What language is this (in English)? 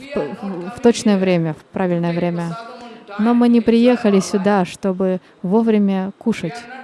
Russian